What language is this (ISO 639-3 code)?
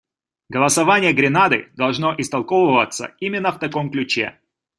rus